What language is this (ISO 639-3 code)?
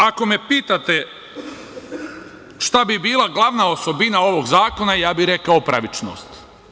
srp